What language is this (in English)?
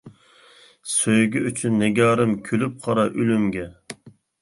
Uyghur